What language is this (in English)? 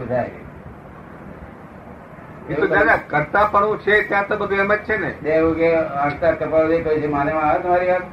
Gujarati